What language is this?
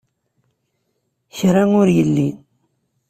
Kabyle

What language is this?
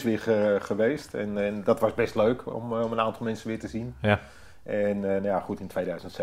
Dutch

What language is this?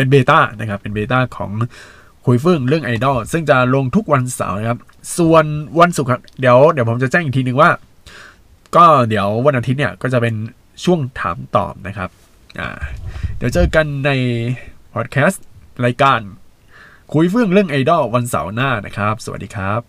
Thai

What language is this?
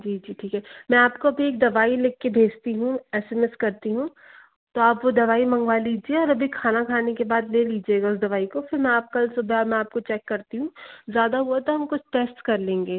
Hindi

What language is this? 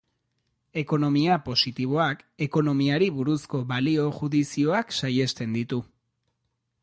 Basque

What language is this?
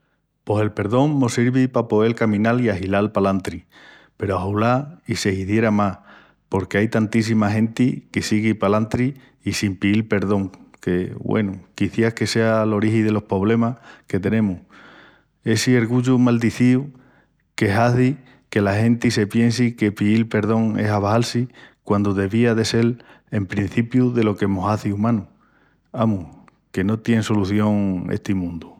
Extremaduran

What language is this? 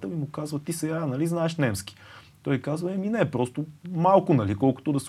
Bulgarian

